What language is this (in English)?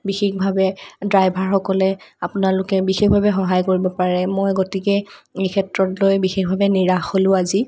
Assamese